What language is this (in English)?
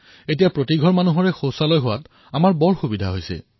Assamese